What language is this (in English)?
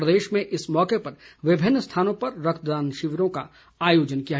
Hindi